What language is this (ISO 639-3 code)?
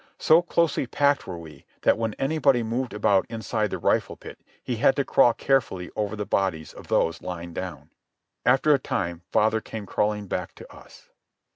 eng